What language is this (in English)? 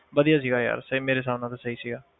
Punjabi